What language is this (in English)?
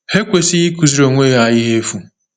Igbo